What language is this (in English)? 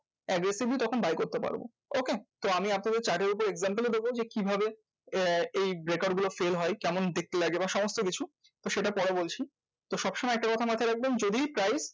Bangla